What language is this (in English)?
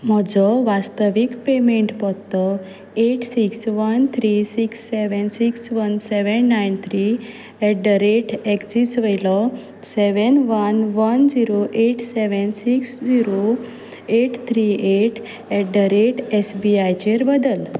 Konkani